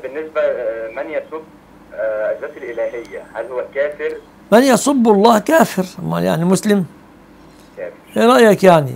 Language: Arabic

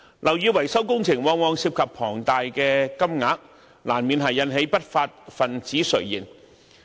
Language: Cantonese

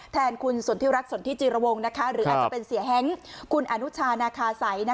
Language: Thai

